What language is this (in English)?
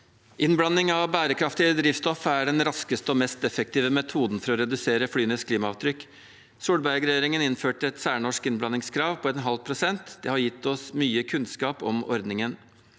Norwegian